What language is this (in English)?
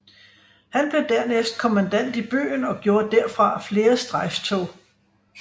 Danish